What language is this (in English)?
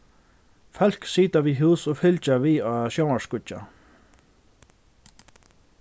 Faroese